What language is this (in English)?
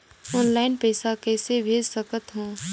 Chhattisgarhi